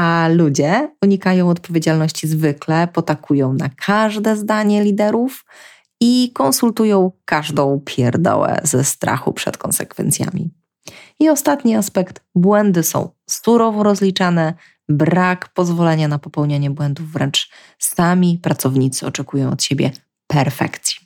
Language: Polish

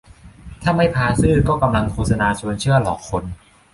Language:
Thai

